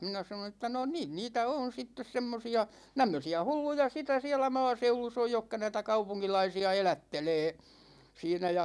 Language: Finnish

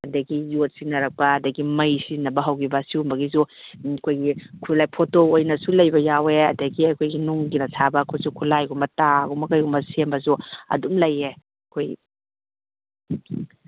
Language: Manipuri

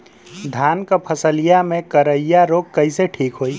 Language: Bhojpuri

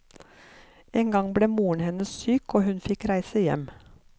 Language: Norwegian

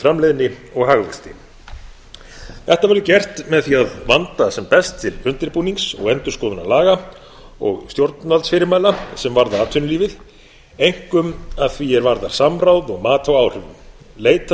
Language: Icelandic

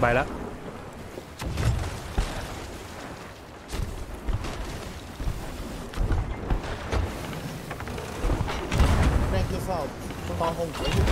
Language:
Thai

